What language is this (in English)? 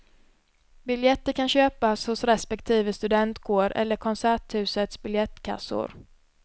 Swedish